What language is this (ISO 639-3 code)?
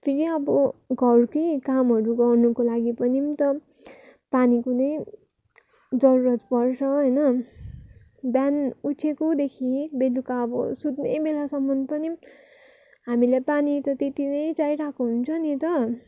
nep